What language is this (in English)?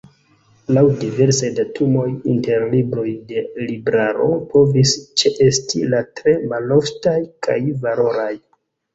Esperanto